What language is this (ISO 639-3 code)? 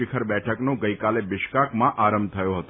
guj